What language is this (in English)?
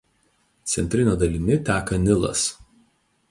Lithuanian